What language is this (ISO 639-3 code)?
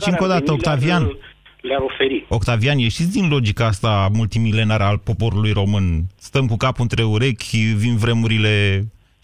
ron